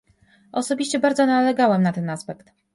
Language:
Polish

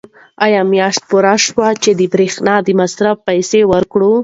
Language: Pashto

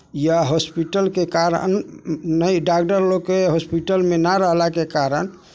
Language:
Maithili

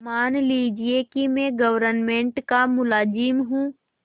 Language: Hindi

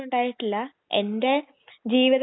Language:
Malayalam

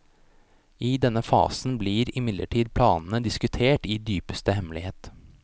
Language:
Norwegian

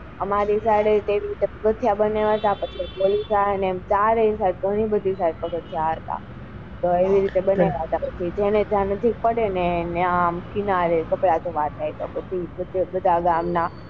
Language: Gujarati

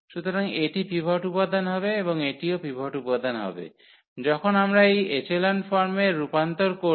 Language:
Bangla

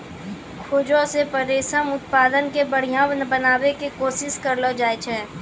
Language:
Maithili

